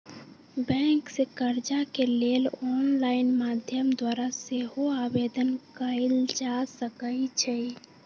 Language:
Magahi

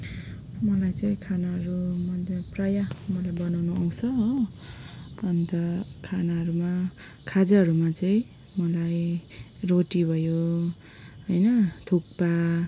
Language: Nepali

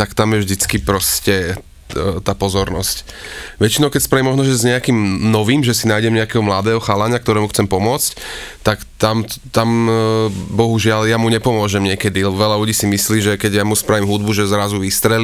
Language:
Slovak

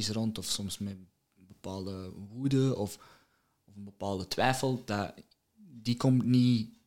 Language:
Dutch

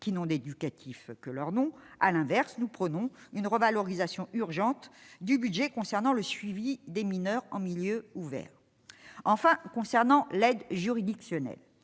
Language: French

